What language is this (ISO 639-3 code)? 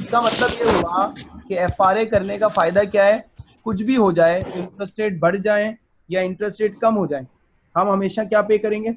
hin